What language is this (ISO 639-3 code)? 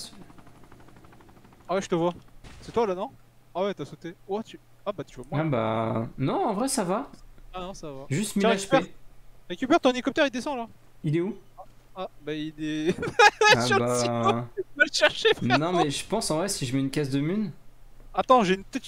fra